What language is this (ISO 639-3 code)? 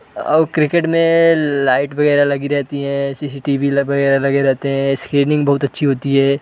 hin